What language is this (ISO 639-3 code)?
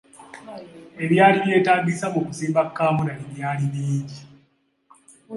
lug